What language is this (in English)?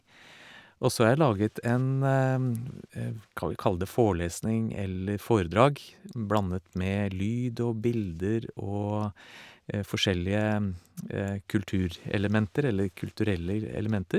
Norwegian